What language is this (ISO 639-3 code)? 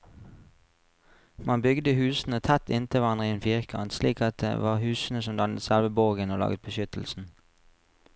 nor